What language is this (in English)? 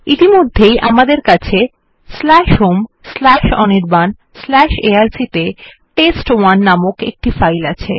Bangla